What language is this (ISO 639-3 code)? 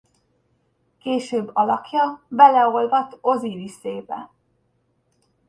hun